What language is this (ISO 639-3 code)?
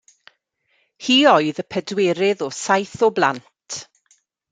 cym